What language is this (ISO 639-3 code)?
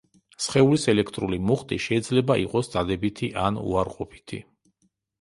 kat